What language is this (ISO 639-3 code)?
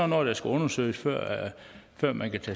dan